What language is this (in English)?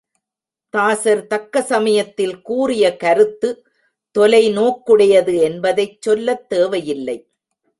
Tamil